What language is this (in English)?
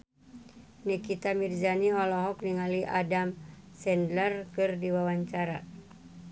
Sundanese